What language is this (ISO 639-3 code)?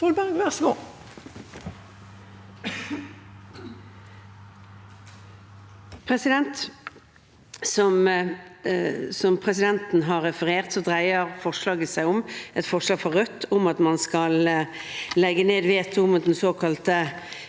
nor